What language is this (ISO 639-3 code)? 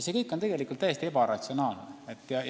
est